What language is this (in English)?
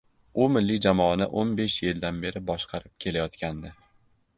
Uzbek